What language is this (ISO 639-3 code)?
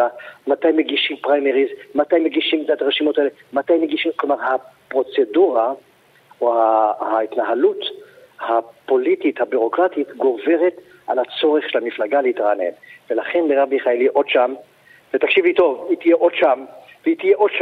heb